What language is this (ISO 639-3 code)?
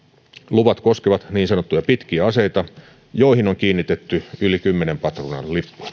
fin